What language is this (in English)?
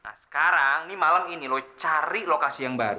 Indonesian